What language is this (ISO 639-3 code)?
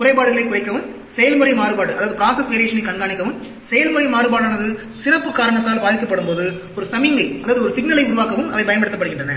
tam